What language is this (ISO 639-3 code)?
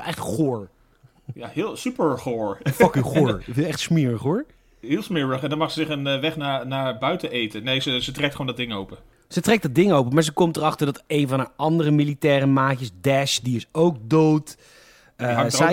nld